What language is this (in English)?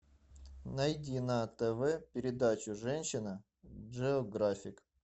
Russian